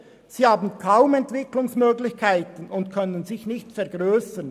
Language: Swiss German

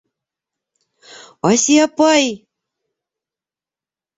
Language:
Bashkir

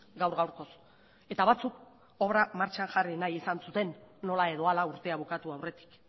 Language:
Basque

